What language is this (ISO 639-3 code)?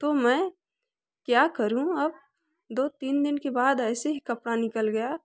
hin